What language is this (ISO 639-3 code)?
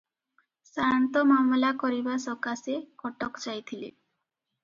ori